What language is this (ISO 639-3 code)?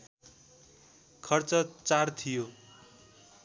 nep